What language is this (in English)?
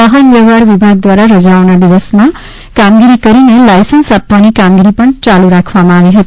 Gujarati